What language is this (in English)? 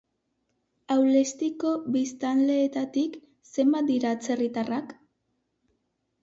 Basque